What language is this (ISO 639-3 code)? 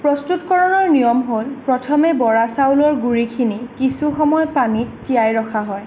asm